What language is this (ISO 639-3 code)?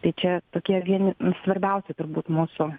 lit